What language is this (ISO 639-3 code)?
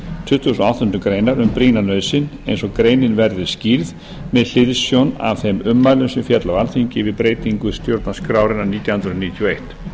isl